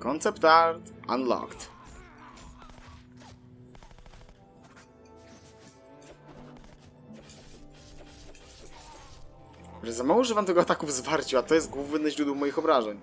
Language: Polish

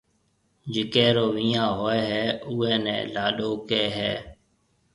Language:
Marwari (Pakistan)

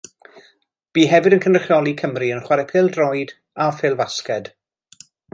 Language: Welsh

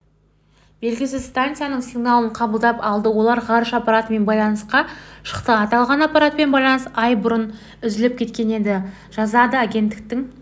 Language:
Kazakh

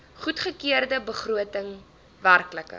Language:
Afrikaans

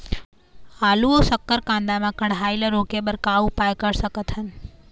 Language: Chhattisgarhi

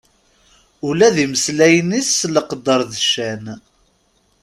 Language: Kabyle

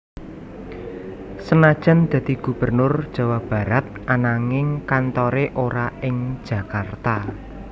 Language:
Javanese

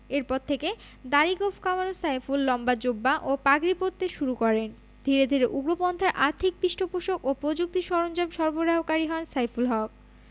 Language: Bangla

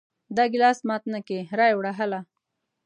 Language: Pashto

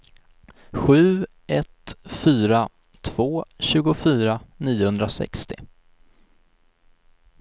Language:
Swedish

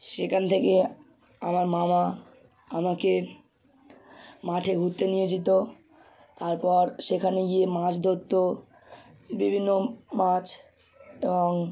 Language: Bangla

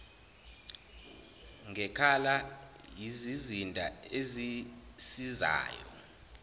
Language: Zulu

